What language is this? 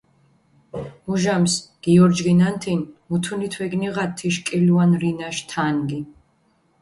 Mingrelian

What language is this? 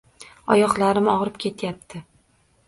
Uzbek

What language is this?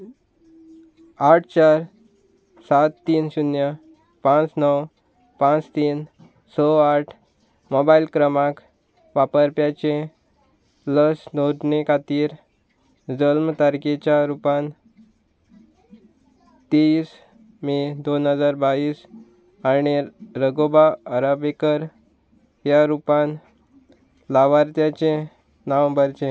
Konkani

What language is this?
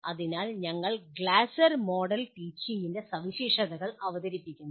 Malayalam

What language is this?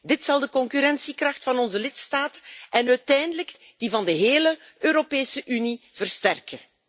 Dutch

